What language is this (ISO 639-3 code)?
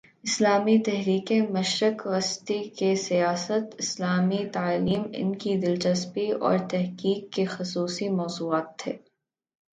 urd